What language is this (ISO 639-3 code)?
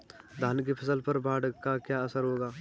hin